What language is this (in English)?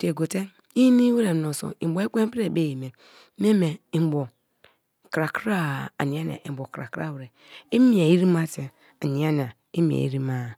Kalabari